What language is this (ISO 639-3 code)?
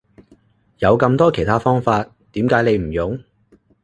yue